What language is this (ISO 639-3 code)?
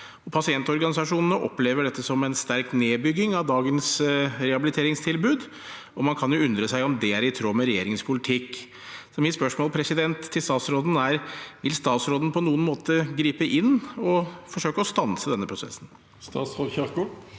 nor